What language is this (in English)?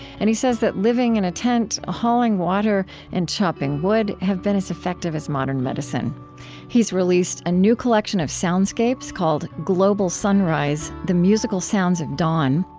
English